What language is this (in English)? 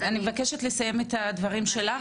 Hebrew